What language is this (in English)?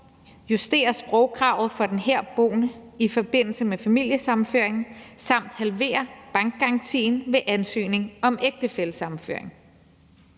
Danish